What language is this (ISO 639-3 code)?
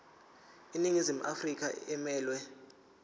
zul